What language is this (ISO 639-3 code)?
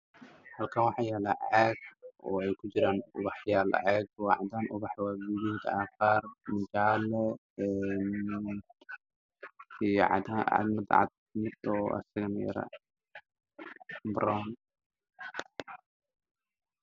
som